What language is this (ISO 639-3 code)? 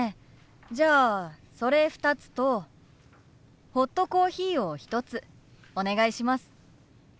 jpn